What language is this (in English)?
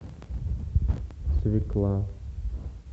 Russian